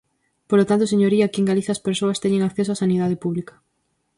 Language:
Galician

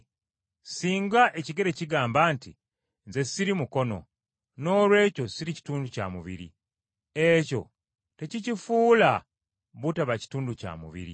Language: Ganda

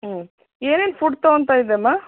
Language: Kannada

